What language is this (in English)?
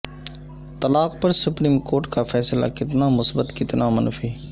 Urdu